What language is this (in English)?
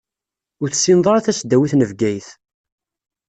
Kabyle